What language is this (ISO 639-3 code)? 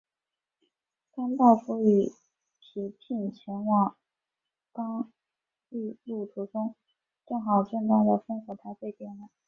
zho